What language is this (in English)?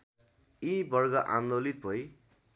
Nepali